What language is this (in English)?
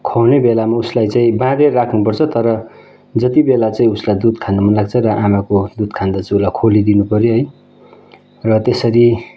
Nepali